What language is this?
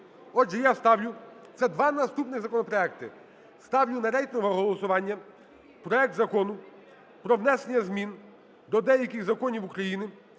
Ukrainian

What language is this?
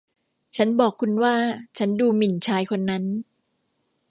Thai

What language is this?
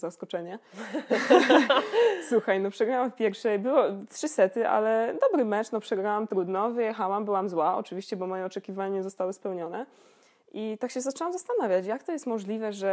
Polish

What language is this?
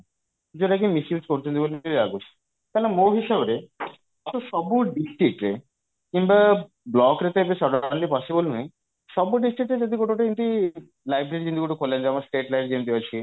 Odia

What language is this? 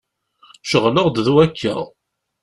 Kabyle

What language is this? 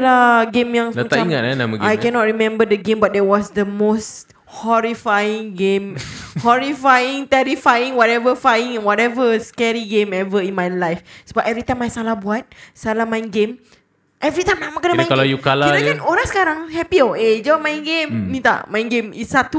Malay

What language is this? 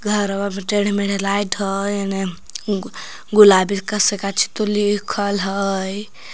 Magahi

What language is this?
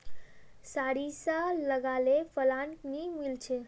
Magahi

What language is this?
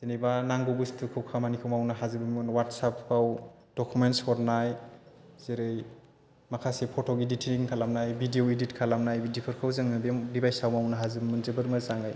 Bodo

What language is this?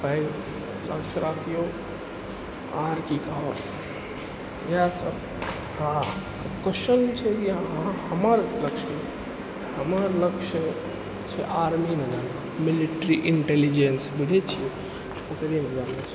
Maithili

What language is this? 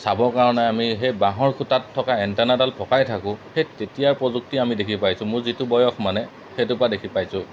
Assamese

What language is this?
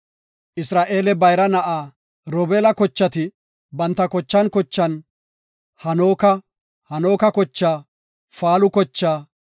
Gofa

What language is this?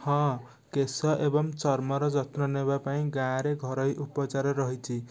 Odia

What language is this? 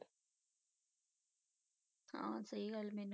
Punjabi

